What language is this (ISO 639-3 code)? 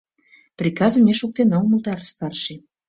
chm